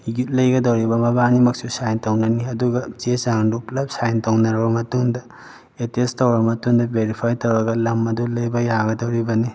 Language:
Manipuri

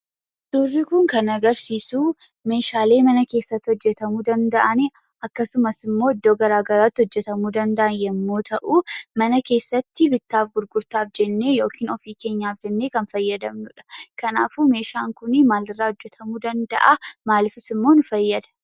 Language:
Oromo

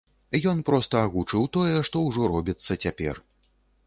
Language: Belarusian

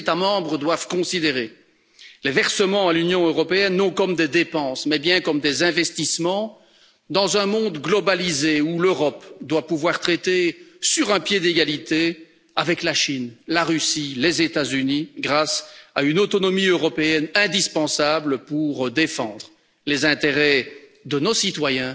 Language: French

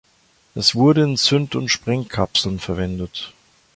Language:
German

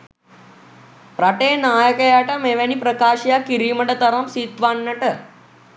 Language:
Sinhala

